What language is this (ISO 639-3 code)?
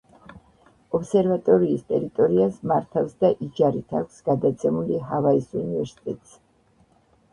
kat